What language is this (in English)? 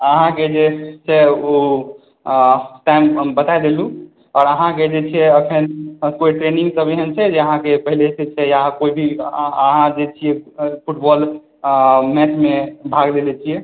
Maithili